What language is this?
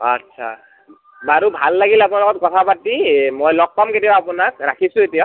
Assamese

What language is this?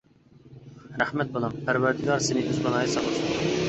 Uyghur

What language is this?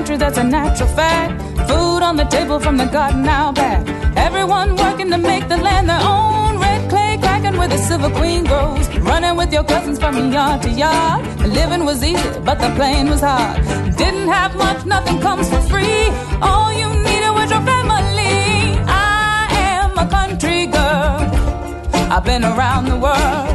Hungarian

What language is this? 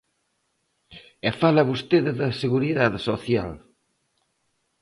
Galician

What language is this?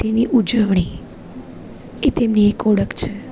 Gujarati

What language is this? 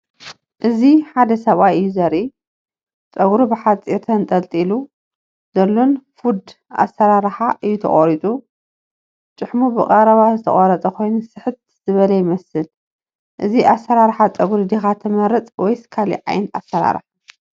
Tigrinya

